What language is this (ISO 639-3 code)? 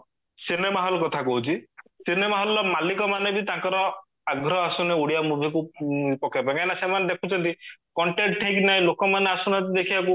ori